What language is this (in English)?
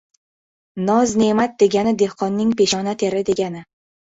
Uzbek